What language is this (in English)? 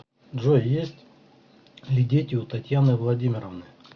Russian